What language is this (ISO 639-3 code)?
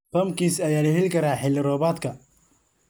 som